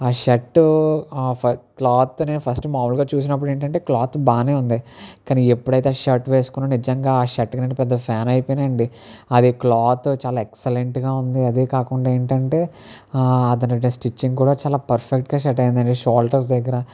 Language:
Telugu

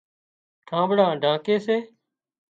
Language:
Wadiyara Koli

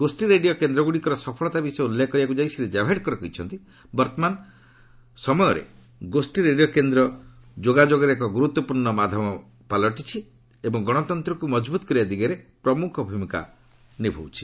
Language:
Odia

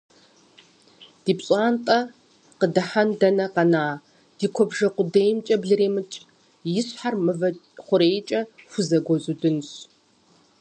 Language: Kabardian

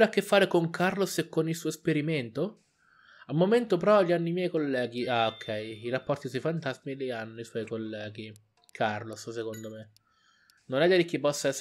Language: Italian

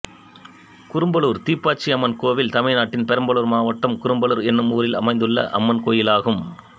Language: Tamil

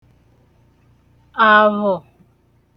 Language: Igbo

